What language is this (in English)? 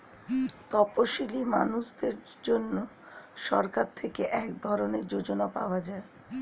Bangla